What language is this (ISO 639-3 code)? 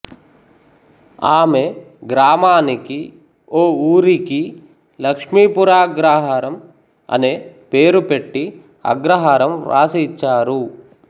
tel